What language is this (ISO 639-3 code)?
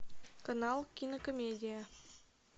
rus